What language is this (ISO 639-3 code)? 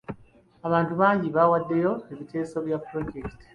lug